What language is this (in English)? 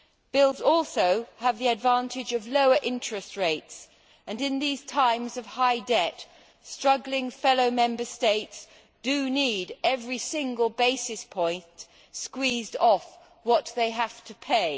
English